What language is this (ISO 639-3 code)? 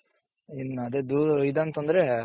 kan